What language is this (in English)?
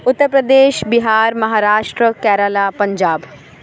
Urdu